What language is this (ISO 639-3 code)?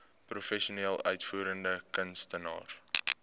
afr